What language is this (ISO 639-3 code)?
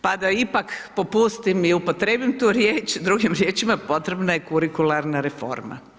hrv